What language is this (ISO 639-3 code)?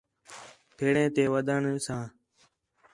xhe